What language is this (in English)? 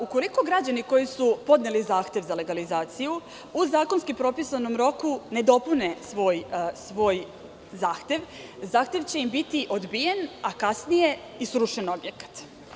Serbian